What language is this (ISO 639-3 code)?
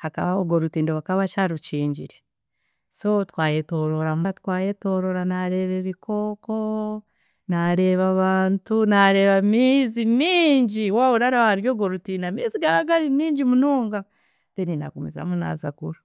cgg